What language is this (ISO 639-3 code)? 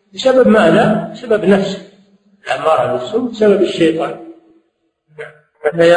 ara